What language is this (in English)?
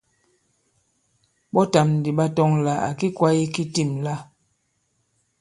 Bankon